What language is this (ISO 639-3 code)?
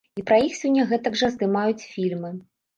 bel